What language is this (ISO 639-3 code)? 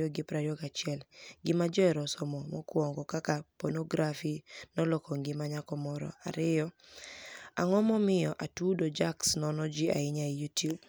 luo